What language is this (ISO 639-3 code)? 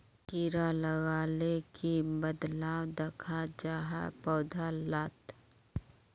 mag